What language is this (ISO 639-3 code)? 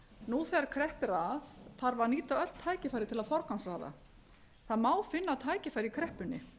isl